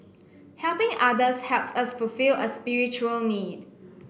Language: English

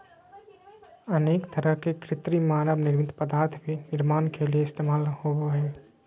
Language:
Magahi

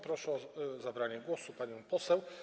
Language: Polish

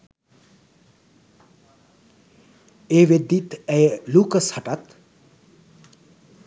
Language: Sinhala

